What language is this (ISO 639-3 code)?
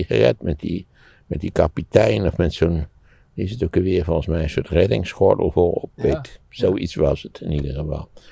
nld